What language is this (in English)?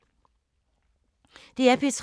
Danish